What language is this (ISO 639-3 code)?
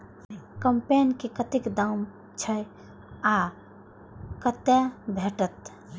mai